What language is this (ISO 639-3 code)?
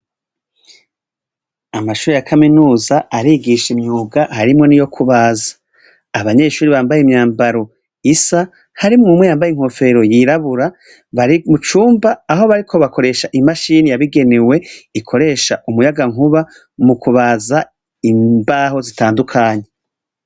run